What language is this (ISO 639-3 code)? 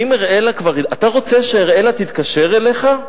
heb